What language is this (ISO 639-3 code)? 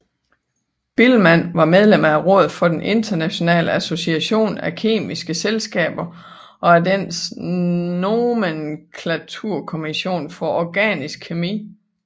dan